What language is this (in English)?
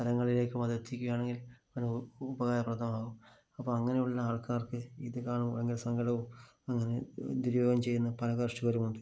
Malayalam